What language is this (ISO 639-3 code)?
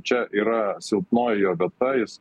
lit